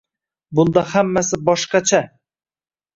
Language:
Uzbek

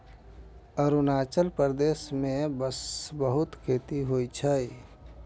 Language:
Maithili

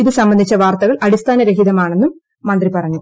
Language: Malayalam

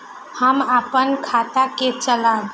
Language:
Maithili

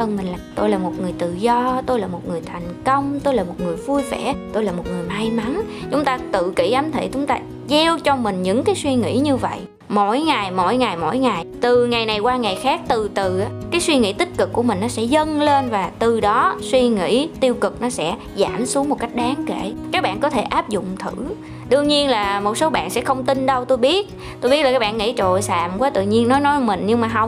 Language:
Vietnamese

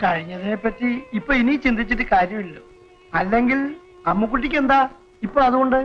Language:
Malayalam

